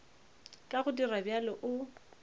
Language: Northern Sotho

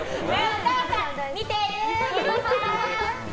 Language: Japanese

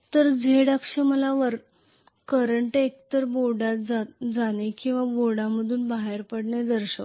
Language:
Marathi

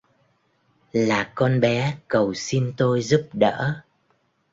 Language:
Vietnamese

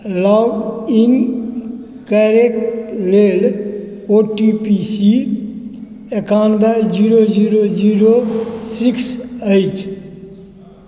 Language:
Maithili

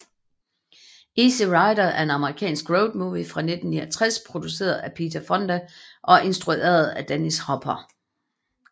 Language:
Danish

